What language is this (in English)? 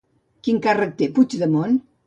Catalan